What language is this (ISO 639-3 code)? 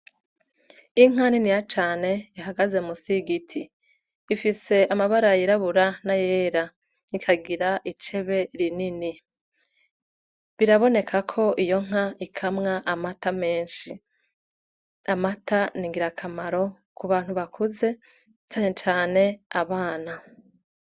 run